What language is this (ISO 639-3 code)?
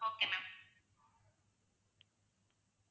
tam